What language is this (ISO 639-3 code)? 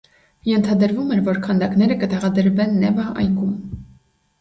hye